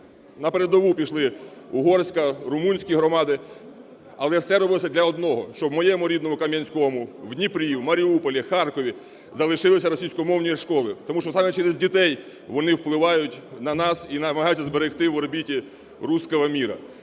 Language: Ukrainian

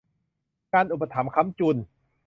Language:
Thai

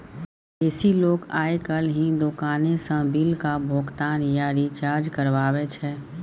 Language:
Maithili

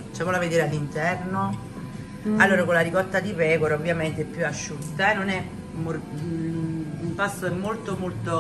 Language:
Italian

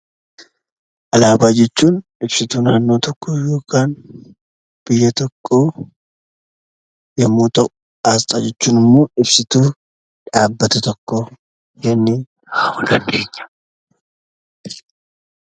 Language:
Oromo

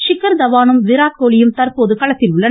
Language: Tamil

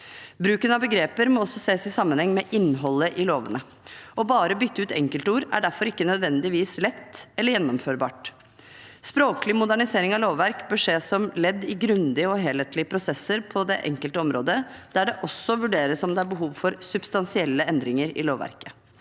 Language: Norwegian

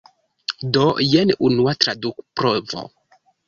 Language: Esperanto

